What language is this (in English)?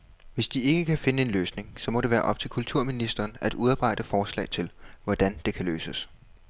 Danish